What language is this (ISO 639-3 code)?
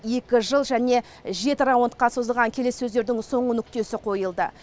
kaz